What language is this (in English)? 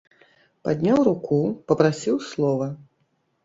Belarusian